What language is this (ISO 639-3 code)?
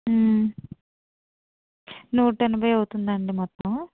tel